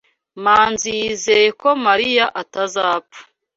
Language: Kinyarwanda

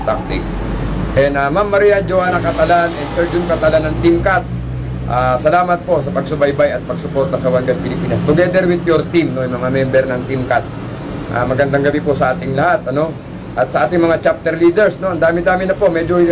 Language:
Filipino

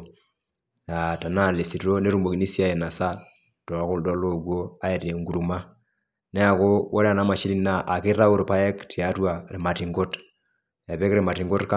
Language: Masai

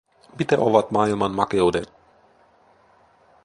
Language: Finnish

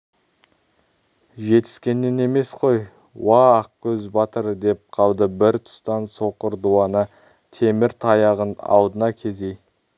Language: Kazakh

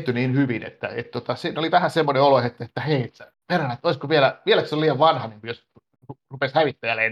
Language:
Finnish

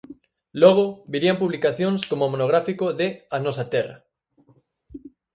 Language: Galician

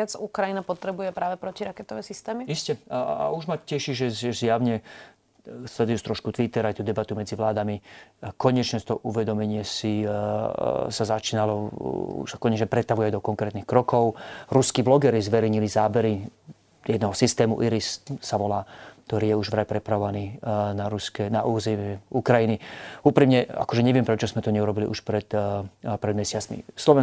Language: Slovak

